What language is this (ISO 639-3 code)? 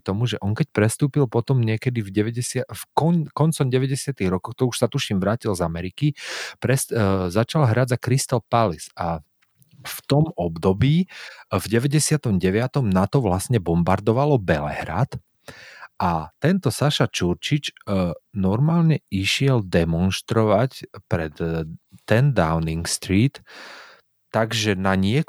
slk